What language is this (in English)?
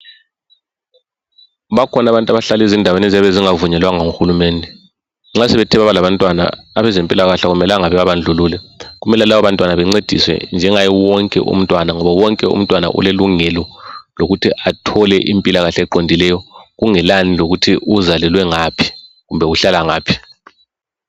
North Ndebele